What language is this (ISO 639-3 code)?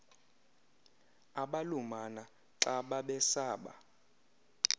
xho